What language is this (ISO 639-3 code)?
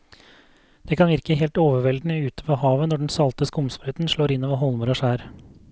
nor